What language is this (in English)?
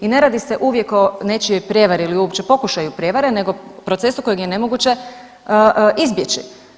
Croatian